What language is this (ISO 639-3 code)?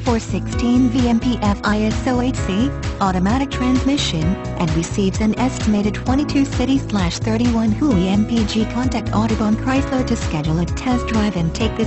eng